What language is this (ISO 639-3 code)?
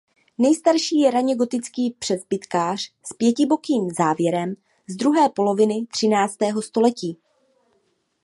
ces